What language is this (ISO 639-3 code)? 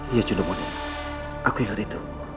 ind